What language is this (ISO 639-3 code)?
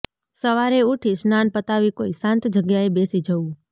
guj